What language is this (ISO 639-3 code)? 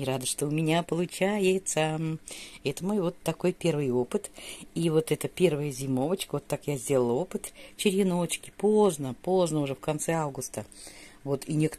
rus